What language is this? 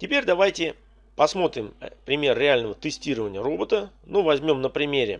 Russian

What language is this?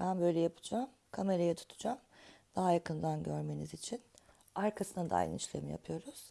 Turkish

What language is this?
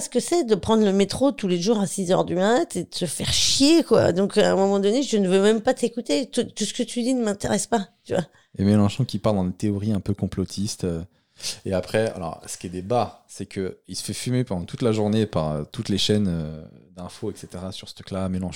French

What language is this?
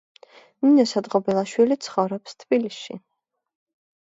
Georgian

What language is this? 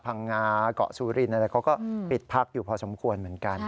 Thai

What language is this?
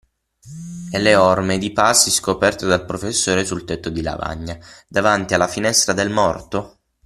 Italian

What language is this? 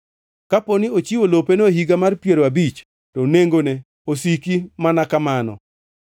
Luo (Kenya and Tanzania)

